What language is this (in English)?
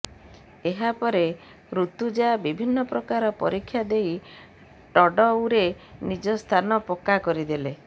Odia